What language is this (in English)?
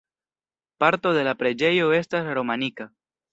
Esperanto